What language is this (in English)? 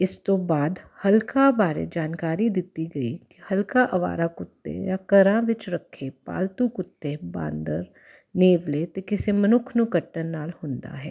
Punjabi